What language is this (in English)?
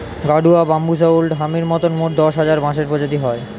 Bangla